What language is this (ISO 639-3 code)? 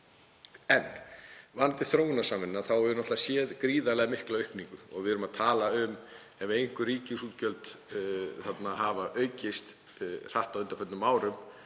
isl